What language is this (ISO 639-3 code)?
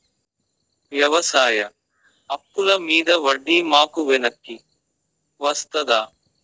tel